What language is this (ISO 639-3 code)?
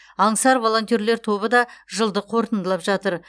kaz